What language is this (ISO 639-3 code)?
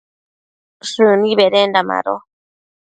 mcf